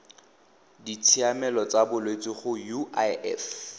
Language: Tswana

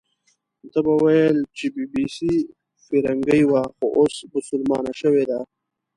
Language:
Pashto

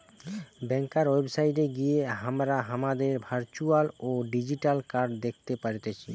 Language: Bangla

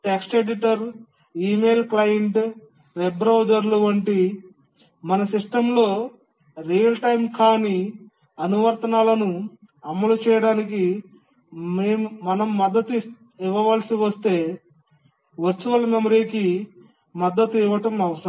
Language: Telugu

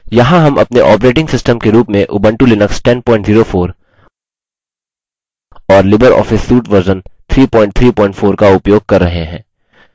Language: Hindi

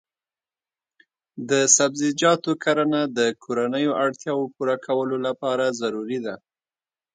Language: Pashto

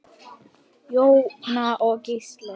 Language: Icelandic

